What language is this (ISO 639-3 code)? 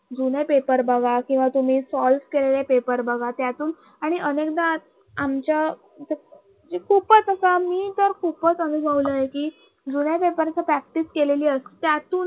mar